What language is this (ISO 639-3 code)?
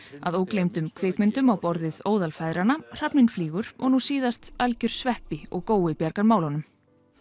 isl